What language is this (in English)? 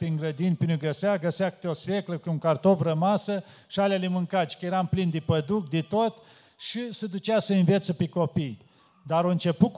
Romanian